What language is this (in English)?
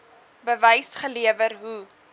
Afrikaans